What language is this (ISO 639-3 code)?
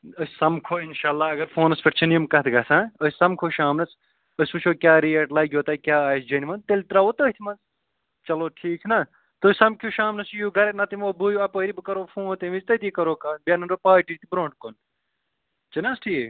kas